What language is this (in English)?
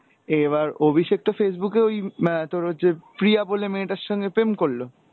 Bangla